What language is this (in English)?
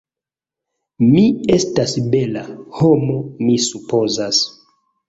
Esperanto